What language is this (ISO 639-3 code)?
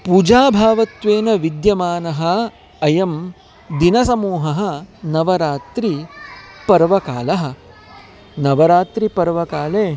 san